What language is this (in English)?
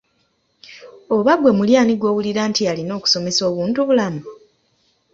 Ganda